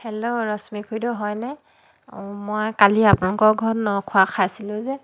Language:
Assamese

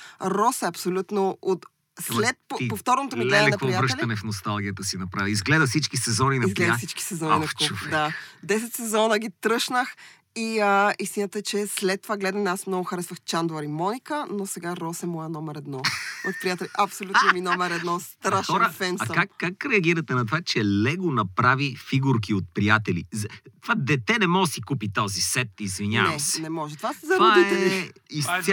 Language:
Bulgarian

